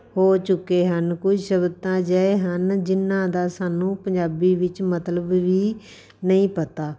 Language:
Punjabi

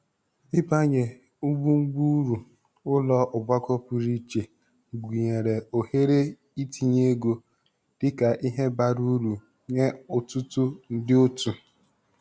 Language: Igbo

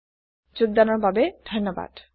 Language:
Assamese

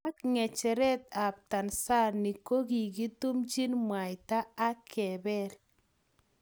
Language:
Kalenjin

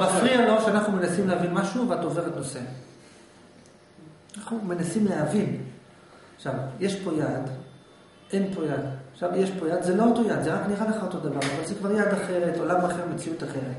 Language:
Hebrew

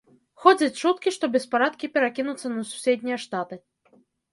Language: Belarusian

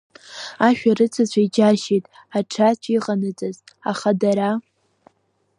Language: Abkhazian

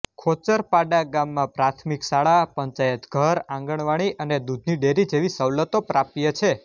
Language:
Gujarati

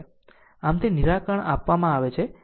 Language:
Gujarati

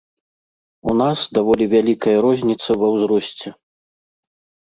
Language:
Belarusian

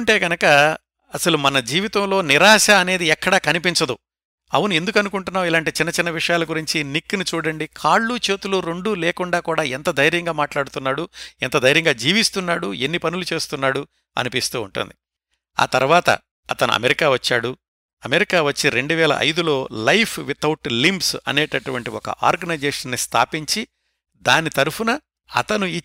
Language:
Telugu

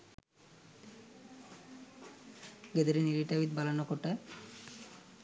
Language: Sinhala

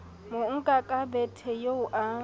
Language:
Southern Sotho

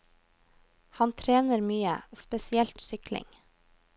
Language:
Norwegian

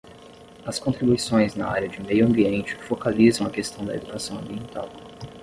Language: Portuguese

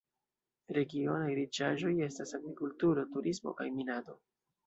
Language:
Esperanto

